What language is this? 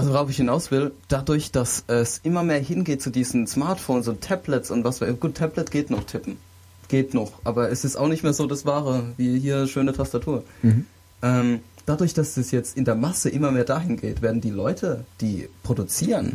German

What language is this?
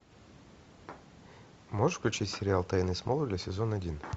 Russian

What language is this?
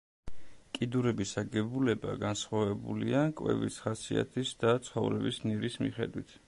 Georgian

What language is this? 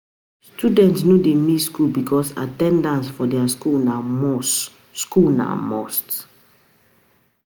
Nigerian Pidgin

